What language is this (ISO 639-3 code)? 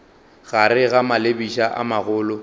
nso